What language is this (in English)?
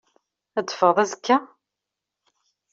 Kabyle